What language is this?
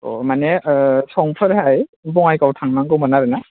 Bodo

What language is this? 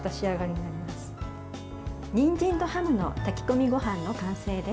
Japanese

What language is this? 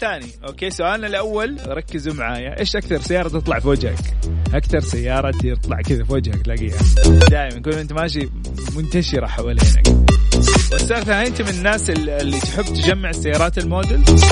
Arabic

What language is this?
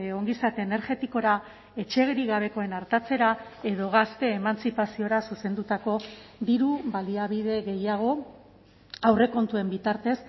Basque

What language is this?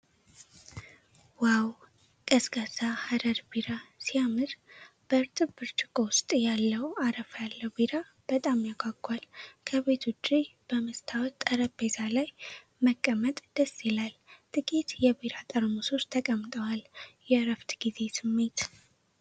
Amharic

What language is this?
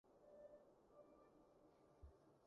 Cantonese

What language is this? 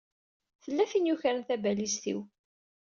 Kabyle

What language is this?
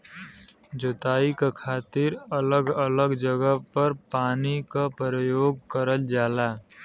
Bhojpuri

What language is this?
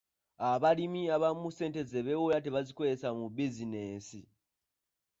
Ganda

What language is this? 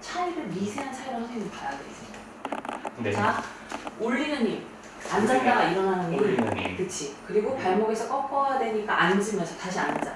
Korean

